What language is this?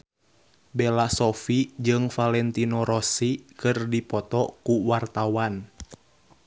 Sundanese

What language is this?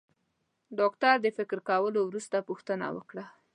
Pashto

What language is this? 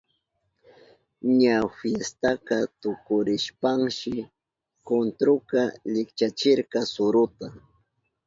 Southern Pastaza Quechua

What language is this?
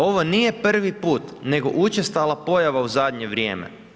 Croatian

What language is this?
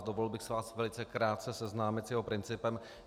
Czech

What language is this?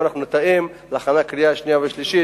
Hebrew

